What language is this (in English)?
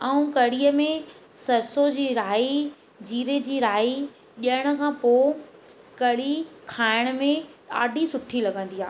Sindhi